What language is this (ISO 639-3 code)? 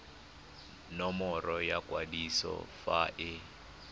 tsn